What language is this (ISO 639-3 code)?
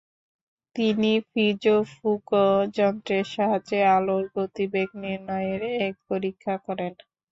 ben